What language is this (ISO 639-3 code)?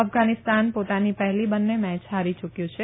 guj